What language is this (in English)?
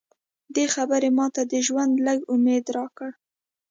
Pashto